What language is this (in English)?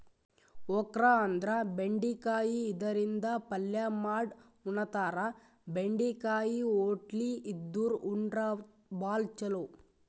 Kannada